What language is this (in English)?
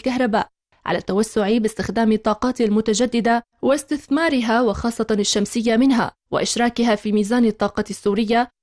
Arabic